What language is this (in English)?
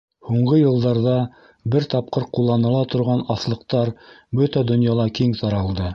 Bashkir